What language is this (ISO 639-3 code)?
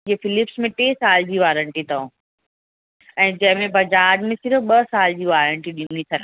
snd